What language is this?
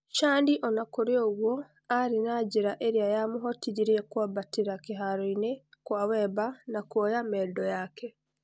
Kikuyu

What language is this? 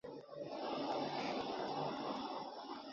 Chinese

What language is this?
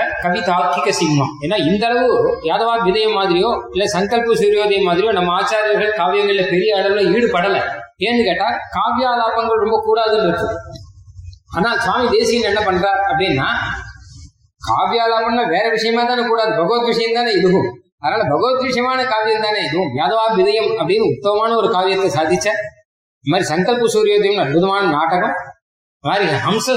Tamil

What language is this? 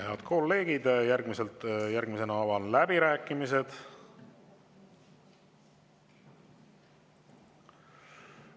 Estonian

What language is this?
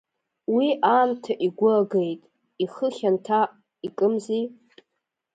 Abkhazian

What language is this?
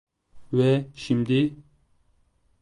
Turkish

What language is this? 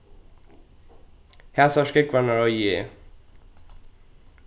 Faroese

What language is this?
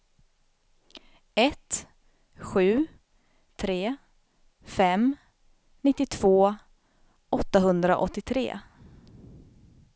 Swedish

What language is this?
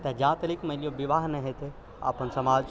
Maithili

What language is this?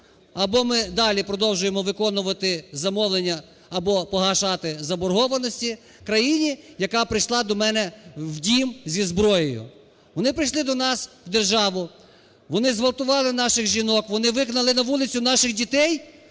Ukrainian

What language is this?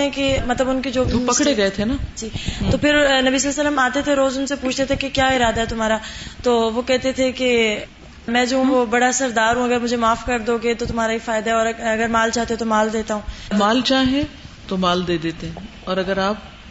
Urdu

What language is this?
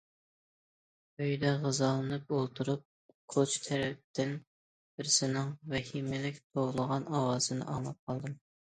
Uyghur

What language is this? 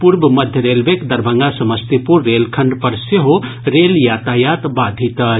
Maithili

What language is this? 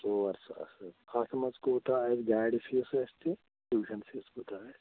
Kashmiri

